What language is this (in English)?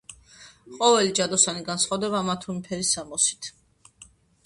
Georgian